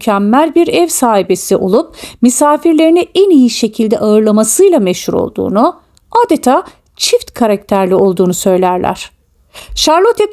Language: Turkish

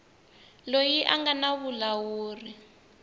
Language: Tsonga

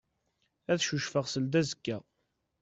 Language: Kabyle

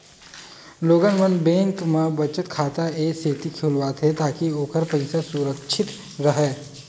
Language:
Chhattisgarhi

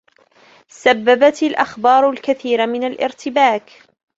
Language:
Arabic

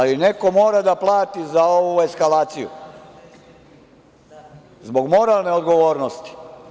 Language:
Serbian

